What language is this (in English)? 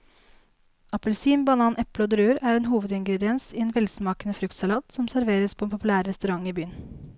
Norwegian